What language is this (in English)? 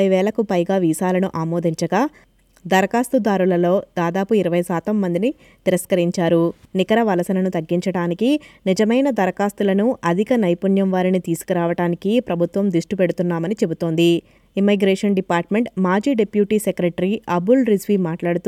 Telugu